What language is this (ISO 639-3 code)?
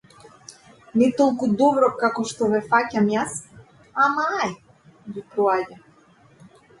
mkd